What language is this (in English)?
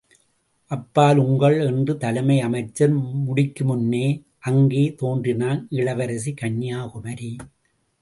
Tamil